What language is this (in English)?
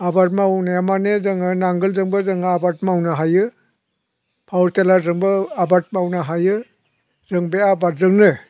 Bodo